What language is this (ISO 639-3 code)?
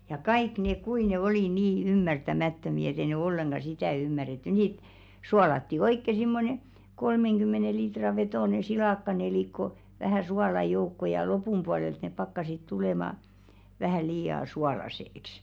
fin